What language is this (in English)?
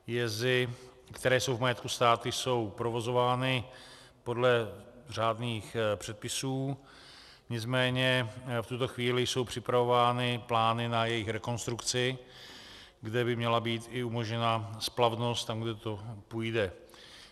Czech